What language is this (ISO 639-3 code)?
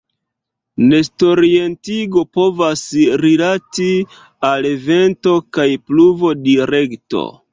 epo